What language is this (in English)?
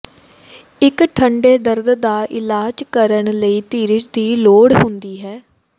Punjabi